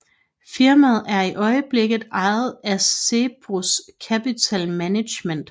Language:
Danish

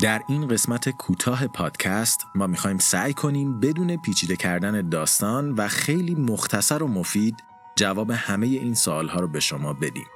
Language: Persian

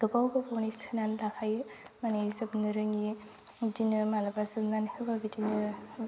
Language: Bodo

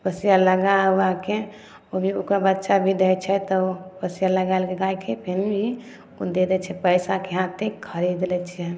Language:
Maithili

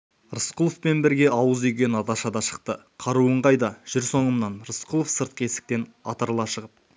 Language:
Kazakh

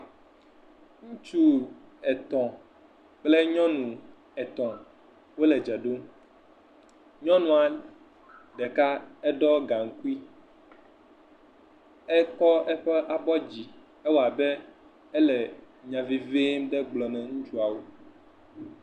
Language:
Ewe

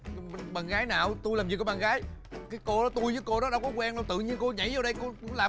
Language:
Vietnamese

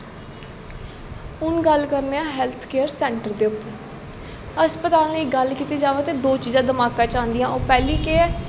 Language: Dogri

